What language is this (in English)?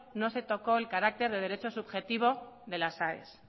Spanish